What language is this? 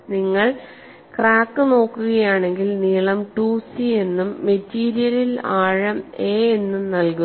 Malayalam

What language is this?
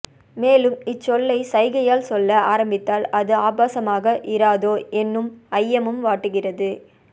Tamil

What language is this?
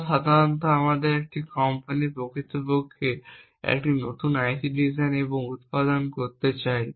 Bangla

